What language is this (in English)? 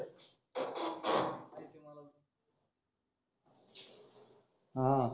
Marathi